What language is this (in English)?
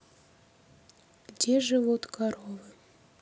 Russian